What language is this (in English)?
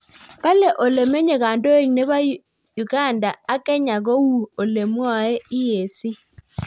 Kalenjin